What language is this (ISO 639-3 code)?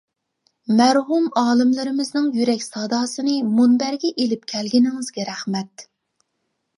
uig